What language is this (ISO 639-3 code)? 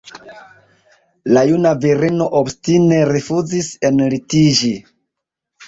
epo